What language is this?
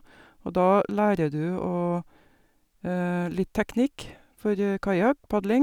Norwegian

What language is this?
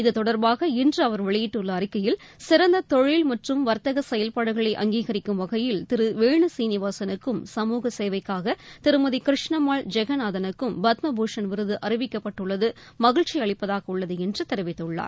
Tamil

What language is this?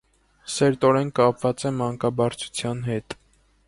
Armenian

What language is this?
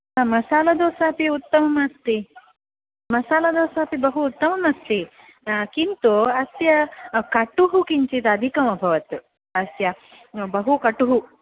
Sanskrit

